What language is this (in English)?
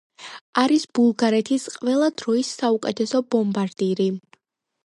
Georgian